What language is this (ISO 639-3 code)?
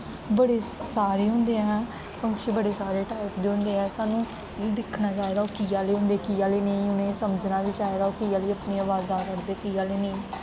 doi